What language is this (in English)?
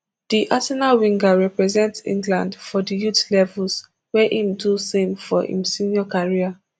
Nigerian Pidgin